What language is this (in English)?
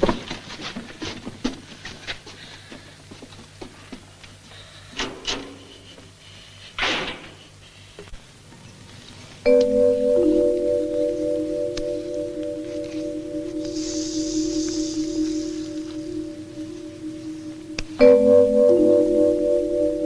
Japanese